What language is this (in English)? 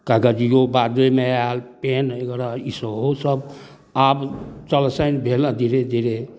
Maithili